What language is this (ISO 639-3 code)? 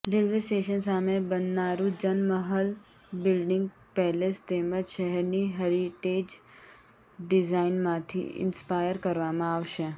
guj